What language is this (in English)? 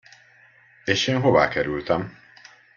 Hungarian